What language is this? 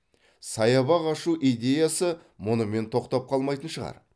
Kazakh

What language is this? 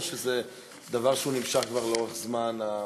Hebrew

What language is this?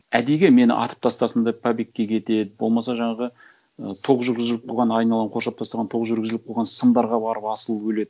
Kazakh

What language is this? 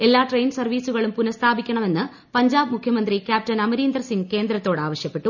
Malayalam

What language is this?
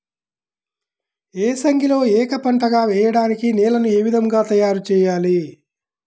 Telugu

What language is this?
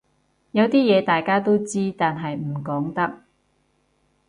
Cantonese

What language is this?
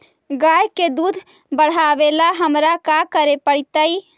Magahi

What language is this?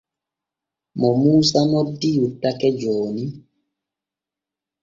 Borgu Fulfulde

